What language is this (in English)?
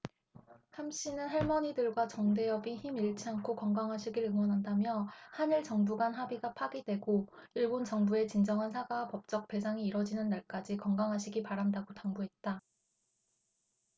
Korean